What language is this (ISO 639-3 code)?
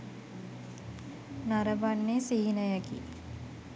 sin